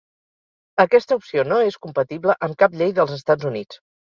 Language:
Catalan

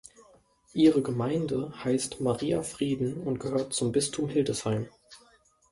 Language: German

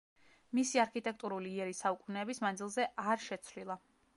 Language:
Georgian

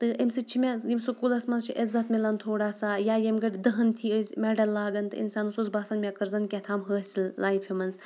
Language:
Kashmiri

